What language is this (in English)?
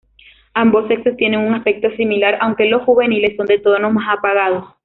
Spanish